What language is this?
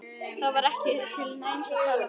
Icelandic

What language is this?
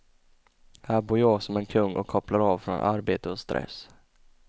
Swedish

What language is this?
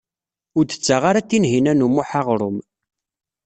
Kabyle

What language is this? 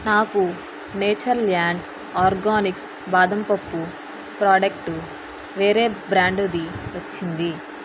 Telugu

